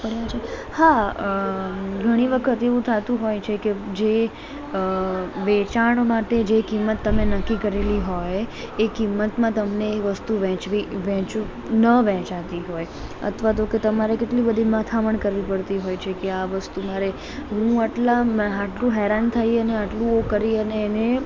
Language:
Gujarati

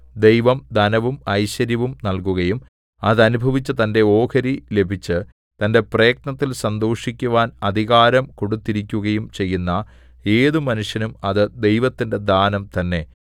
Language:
Malayalam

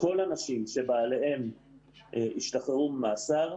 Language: Hebrew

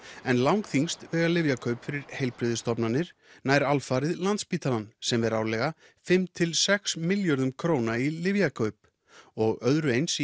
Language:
Icelandic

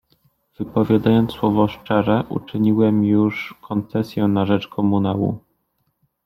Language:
Polish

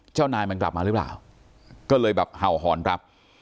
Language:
Thai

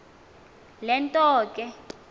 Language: Xhosa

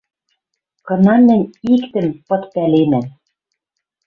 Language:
Western Mari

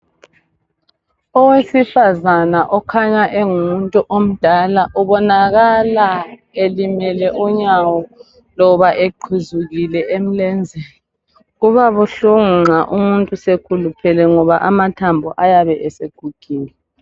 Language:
North Ndebele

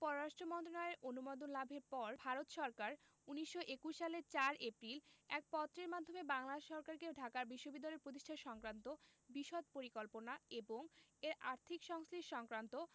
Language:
Bangla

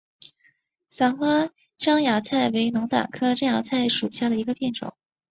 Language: Chinese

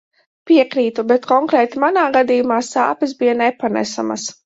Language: Latvian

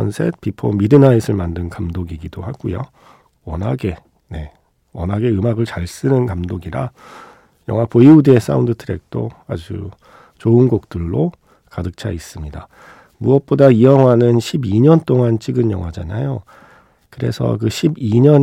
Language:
Korean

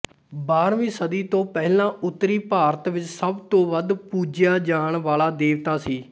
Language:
Punjabi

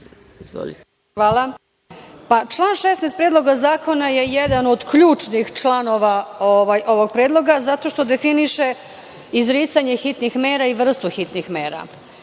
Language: Serbian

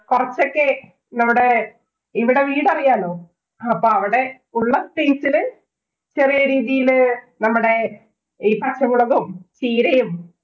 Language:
Malayalam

